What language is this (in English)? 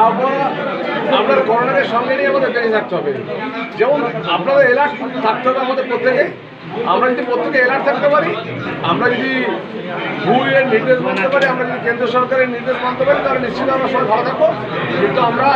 Turkish